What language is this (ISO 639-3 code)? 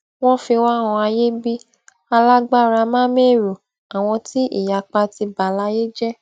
yor